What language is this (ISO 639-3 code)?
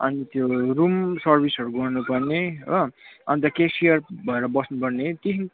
nep